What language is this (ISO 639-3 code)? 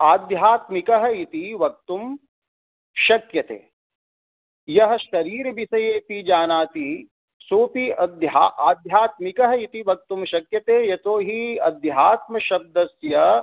san